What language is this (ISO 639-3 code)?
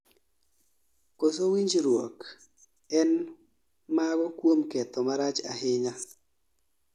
luo